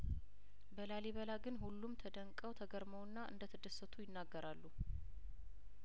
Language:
Amharic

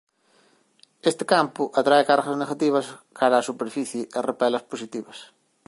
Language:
Galician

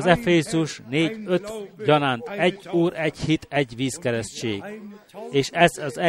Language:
Hungarian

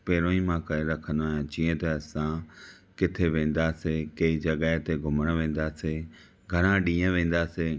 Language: Sindhi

